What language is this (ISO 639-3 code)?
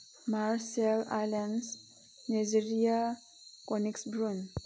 mni